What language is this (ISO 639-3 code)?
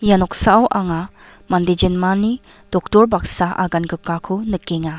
grt